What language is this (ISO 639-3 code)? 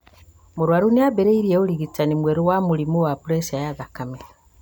kik